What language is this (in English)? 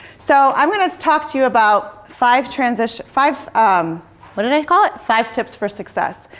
English